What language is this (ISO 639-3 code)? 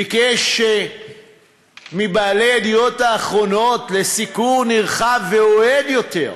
heb